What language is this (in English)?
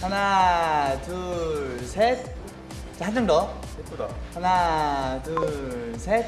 Korean